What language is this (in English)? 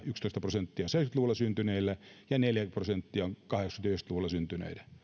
Finnish